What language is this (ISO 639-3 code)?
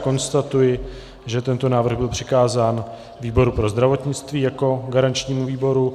ces